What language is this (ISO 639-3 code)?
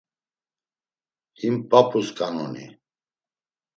lzz